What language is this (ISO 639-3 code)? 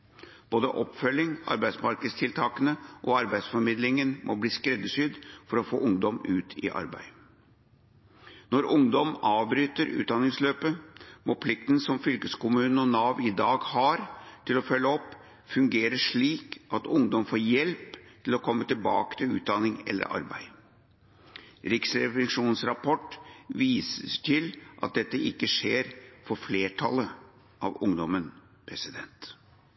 nob